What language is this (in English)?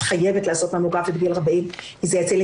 Hebrew